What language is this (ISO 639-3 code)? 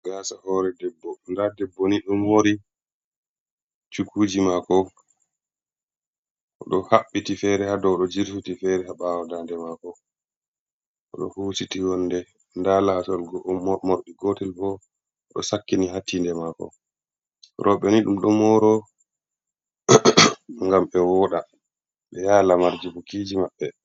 ful